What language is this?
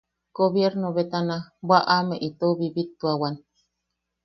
Yaqui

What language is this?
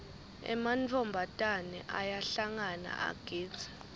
Swati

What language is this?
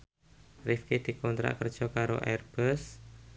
Javanese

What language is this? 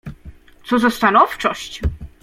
Polish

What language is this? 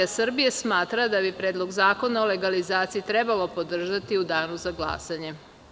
Serbian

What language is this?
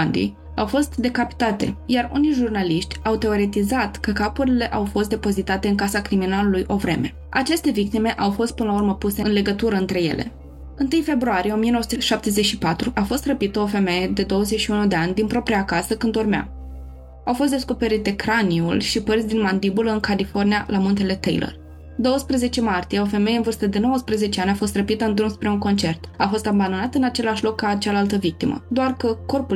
Romanian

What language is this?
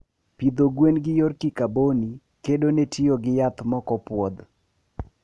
Luo (Kenya and Tanzania)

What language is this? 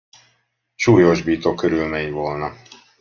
Hungarian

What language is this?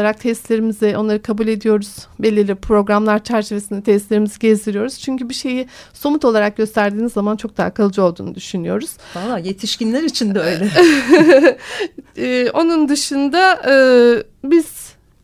Turkish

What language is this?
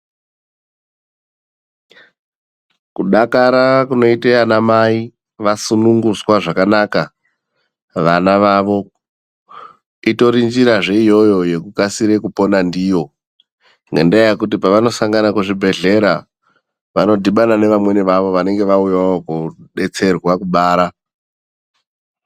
Ndau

